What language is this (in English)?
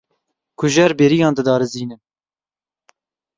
Kurdish